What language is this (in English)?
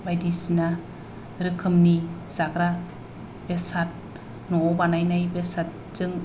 Bodo